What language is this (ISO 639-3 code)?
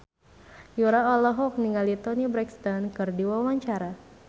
sun